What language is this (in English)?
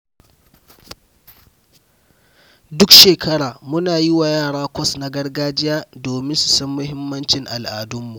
Hausa